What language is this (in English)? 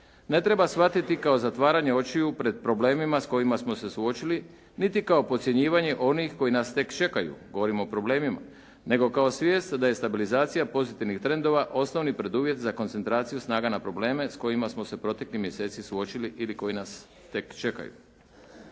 Croatian